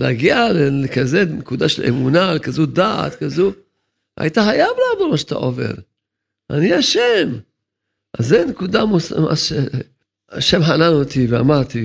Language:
Hebrew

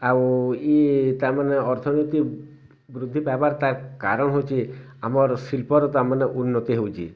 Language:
Odia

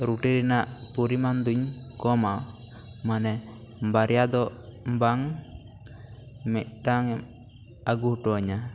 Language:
Santali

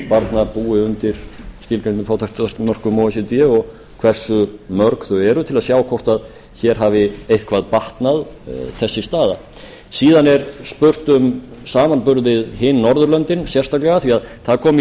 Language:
Icelandic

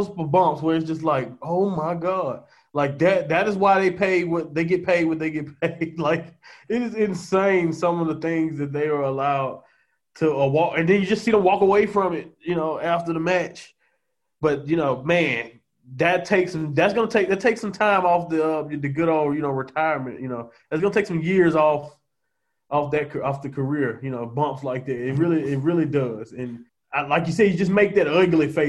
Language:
English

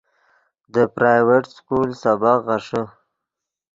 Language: Yidgha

